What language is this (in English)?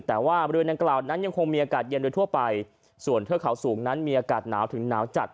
Thai